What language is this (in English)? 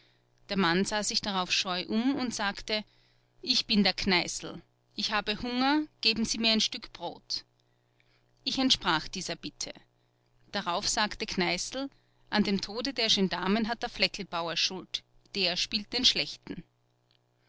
German